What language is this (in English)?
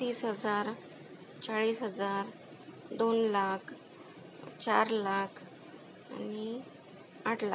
Marathi